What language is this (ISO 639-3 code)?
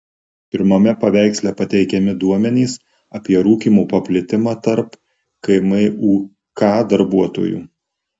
lit